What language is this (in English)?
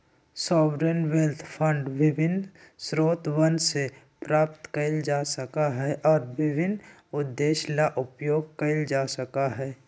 Magahi